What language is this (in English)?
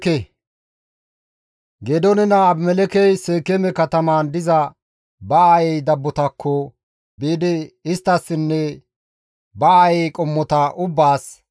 Gamo